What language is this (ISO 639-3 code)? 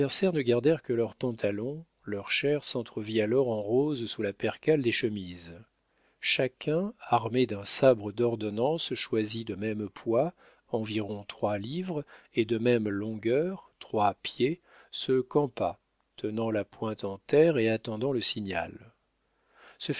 fra